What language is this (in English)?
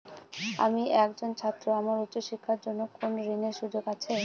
Bangla